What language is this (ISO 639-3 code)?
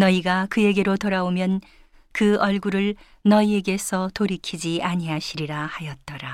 kor